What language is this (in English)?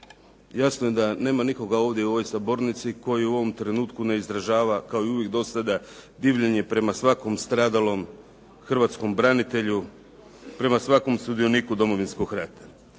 Croatian